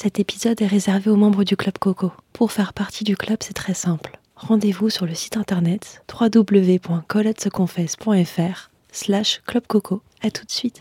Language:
French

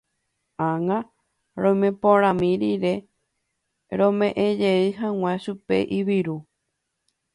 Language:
Guarani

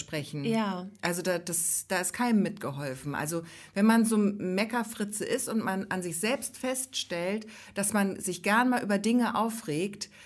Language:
German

